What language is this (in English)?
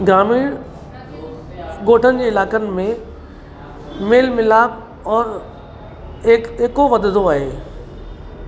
Sindhi